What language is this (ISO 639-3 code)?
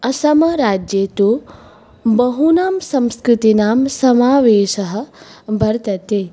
san